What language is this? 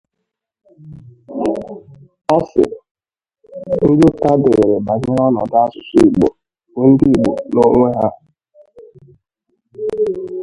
Igbo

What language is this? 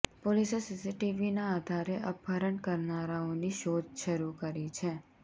Gujarati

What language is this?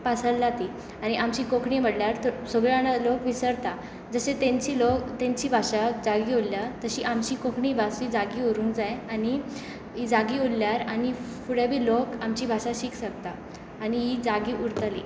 Konkani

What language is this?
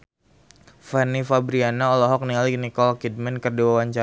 Sundanese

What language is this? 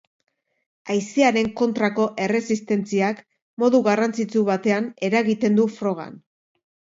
Basque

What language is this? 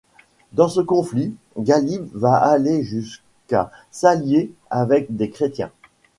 French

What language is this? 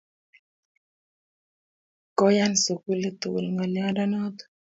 Kalenjin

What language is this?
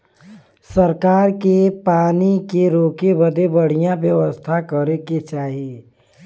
Bhojpuri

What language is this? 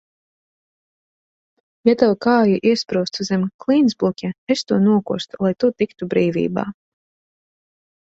Latvian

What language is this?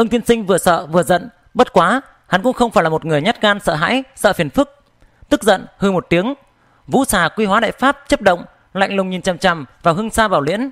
Vietnamese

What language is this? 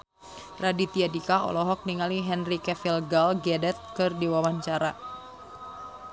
Sundanese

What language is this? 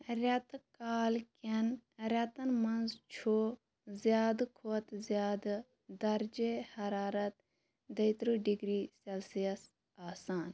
Kashmiri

